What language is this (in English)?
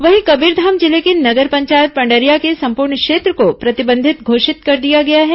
Hindi